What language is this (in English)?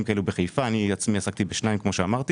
Hebrew